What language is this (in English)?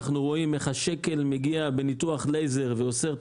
Hebrew